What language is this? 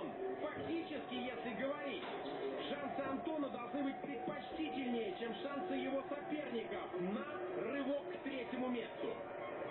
Russian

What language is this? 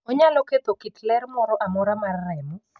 Luo (Kenya and Tanzania)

